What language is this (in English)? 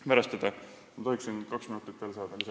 Estonian